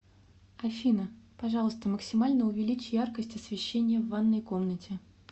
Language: Russian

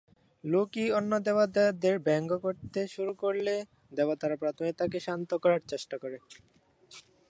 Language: Bangla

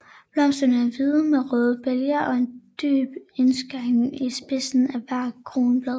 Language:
Danish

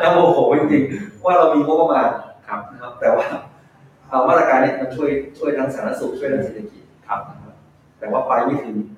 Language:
Thai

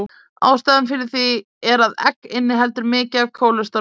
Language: Icelandic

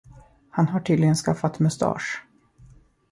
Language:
Swedish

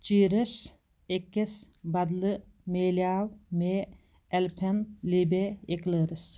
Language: Kashmiri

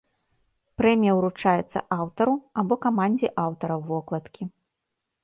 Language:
Belarusian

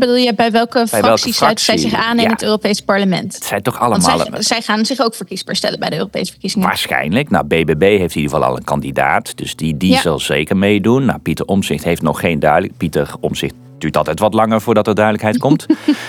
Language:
Dutch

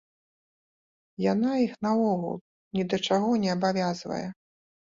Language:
Belarusian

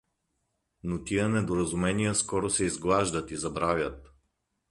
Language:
Bulgarian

